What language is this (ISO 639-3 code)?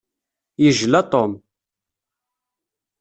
kab